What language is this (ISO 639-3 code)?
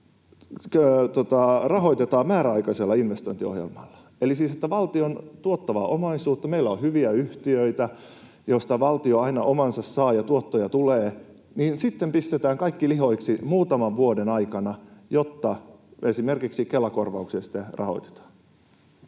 fin